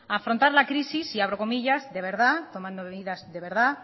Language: Spanish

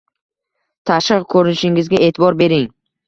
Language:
Uzbek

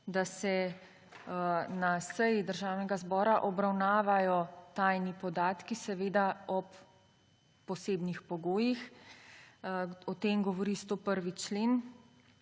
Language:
Slovenian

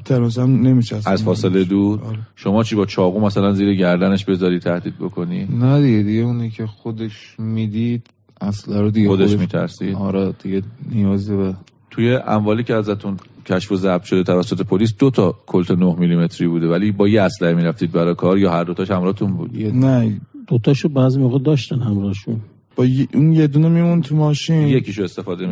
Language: Persian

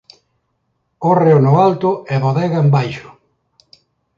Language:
Galician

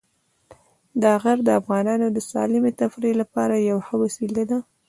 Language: Pashto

